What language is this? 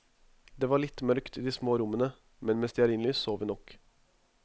Norwegian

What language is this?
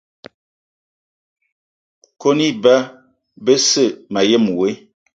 Eton (Cameroon)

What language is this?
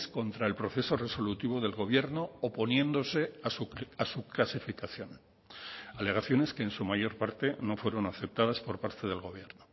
Spanish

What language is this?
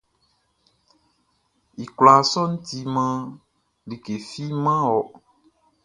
Baoulé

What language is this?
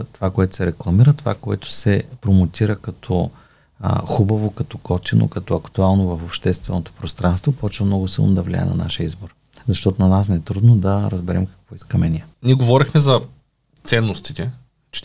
Bulgarian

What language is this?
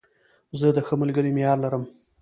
Pashto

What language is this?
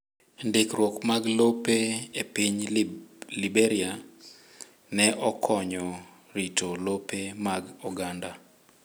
Luo (Kenya and Tanzania)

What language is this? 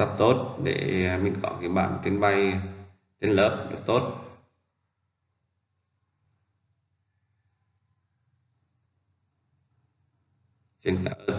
Vietnamese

